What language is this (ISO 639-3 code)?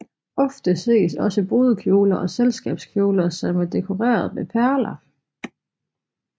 dan